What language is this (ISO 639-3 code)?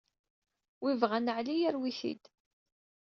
kab